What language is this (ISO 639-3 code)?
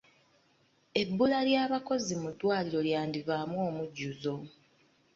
lug